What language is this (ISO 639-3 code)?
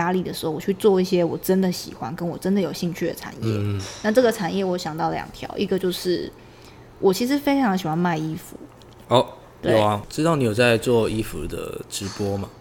zho